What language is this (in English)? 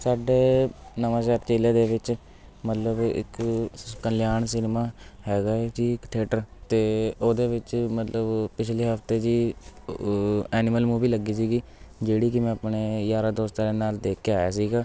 Punjabi